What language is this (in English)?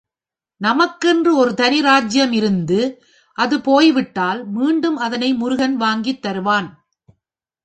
Tamil